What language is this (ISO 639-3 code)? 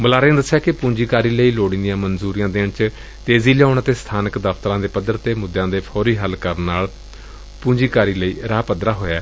pan